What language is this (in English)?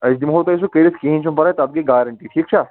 Kashmiri